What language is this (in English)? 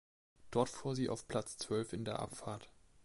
German